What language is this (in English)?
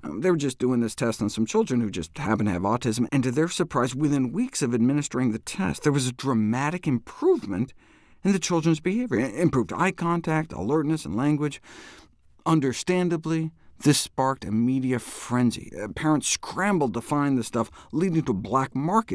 English